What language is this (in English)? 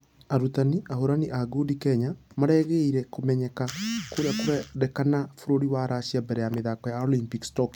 Kikuyu